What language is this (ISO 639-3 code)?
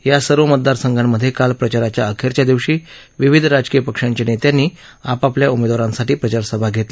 mar